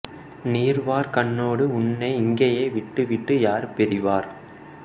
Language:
Tamil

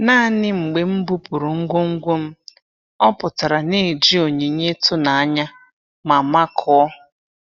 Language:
Igbo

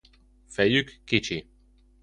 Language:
Hungarian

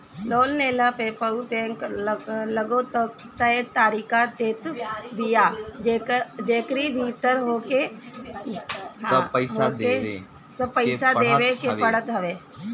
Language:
Bhojpuri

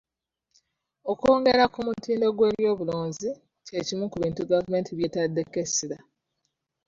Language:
Ganda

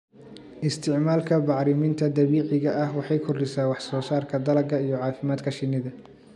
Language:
Somali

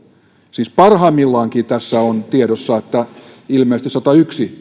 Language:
Finnish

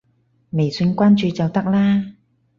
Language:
Cantonese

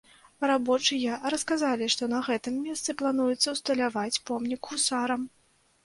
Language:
Belarusian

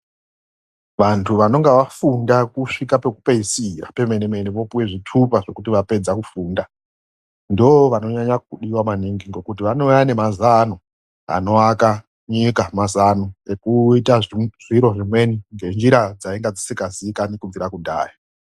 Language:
Ndau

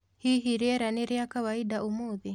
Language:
Kikuyu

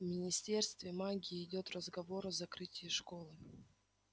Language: Russian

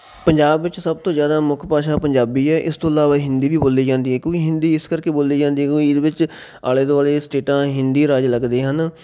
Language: Punjabi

